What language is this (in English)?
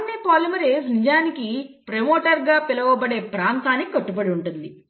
Telugu